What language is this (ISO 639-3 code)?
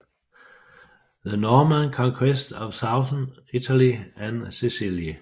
dan